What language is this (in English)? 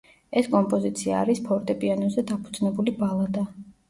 Georgian